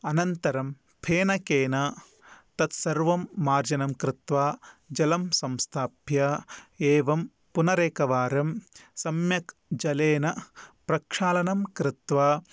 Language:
Sanskrit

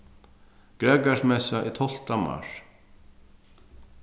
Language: Faroese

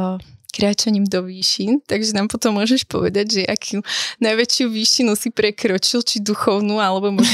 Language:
Slovak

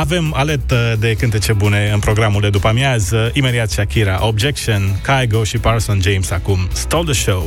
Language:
Romanian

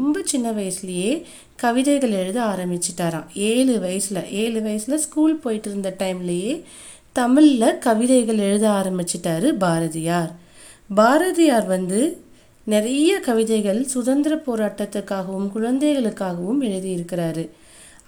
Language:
Tamil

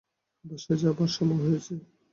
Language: Bangla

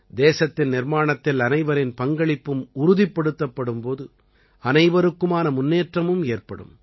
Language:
Tamil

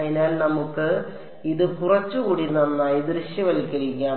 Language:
Malayalam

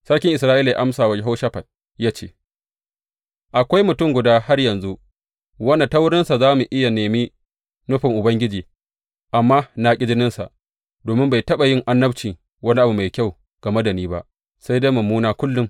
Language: Hausa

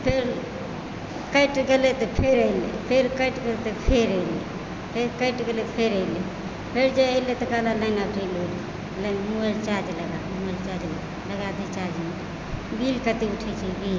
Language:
Maithili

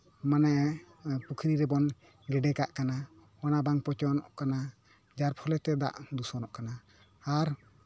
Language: Santali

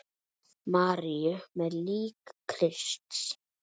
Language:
Icelandic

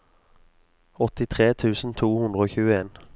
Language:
Norwegian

